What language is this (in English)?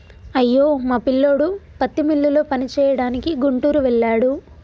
Telugu